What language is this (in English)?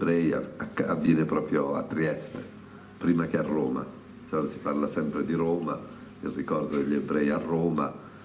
Italian